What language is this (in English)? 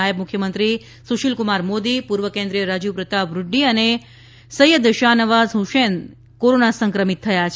Gujarati